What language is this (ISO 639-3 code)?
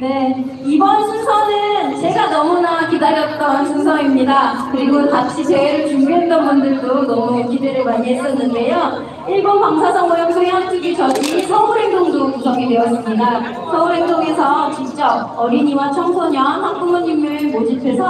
kor